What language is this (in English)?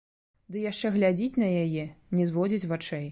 Belarusian